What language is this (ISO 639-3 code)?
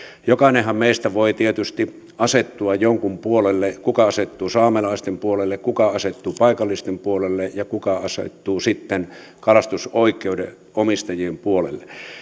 fin